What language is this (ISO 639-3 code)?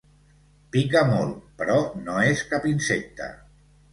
cat